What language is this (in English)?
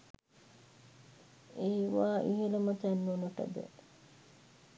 Sinhala